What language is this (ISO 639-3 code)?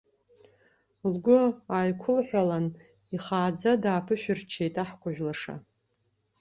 abk